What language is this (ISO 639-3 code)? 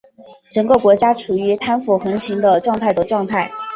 zho